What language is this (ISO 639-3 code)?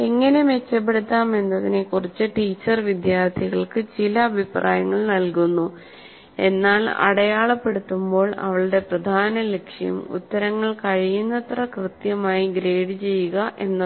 mal